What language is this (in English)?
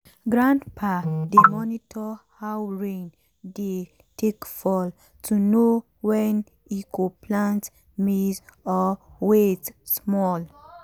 Nigerian Pidgin